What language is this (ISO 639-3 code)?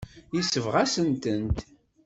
kab